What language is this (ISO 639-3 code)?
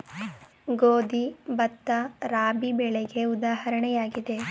kan